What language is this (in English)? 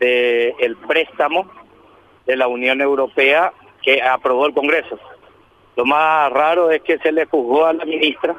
Spanish